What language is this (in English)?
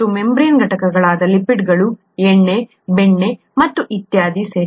Kannada